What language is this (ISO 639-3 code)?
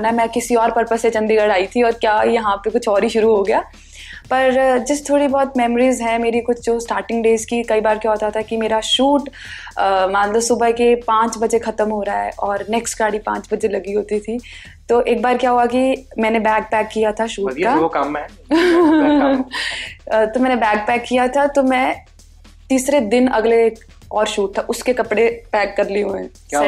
pan